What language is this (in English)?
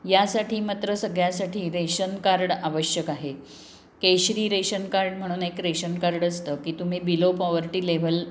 Marathi